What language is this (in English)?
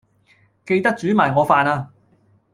Cantonese